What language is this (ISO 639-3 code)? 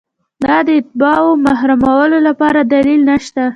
pus